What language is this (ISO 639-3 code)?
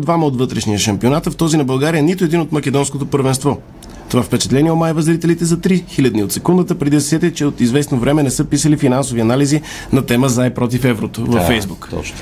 bul